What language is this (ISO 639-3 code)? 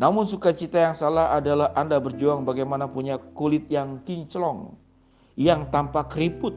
ind